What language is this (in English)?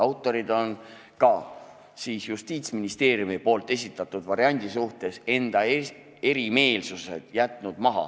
Estonian